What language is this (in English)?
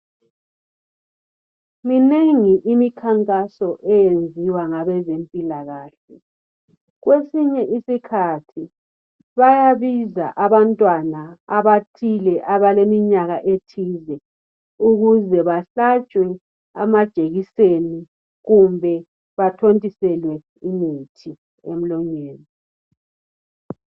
North Ndebele